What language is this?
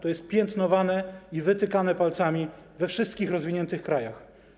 Polish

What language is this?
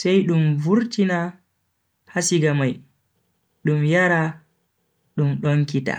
Bagirmi Fulfulde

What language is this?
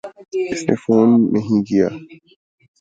Urdu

